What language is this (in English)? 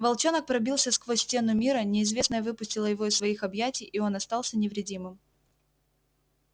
Russian